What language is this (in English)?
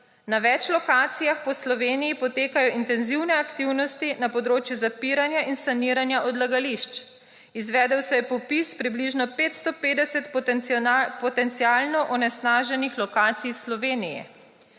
Slovenian